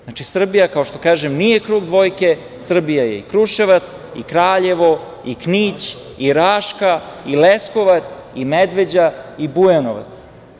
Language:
Serbian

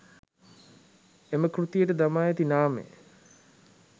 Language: Sinhala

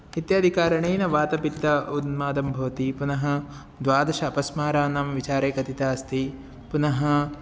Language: Sanskrit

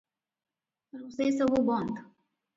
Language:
Odia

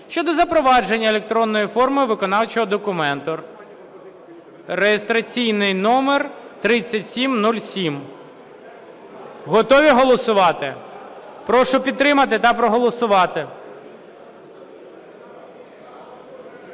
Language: Ukrainian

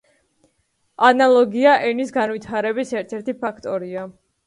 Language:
Georgian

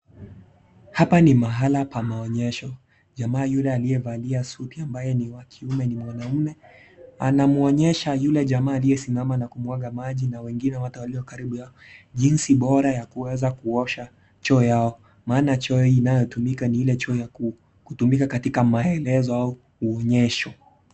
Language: Swahili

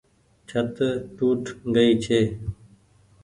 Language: Goaria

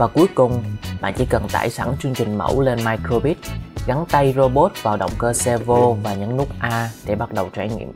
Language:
Vietnamese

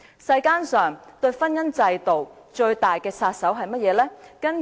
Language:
Cantonese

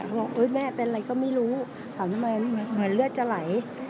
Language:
Thai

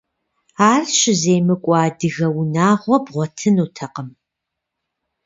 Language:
Kabardian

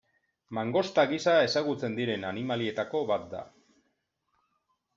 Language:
Basque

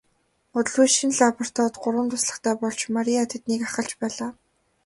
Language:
Mongolian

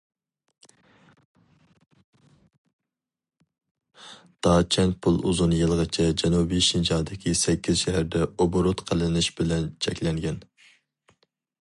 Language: Uyghur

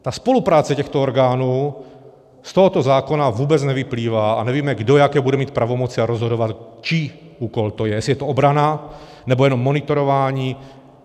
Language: Czech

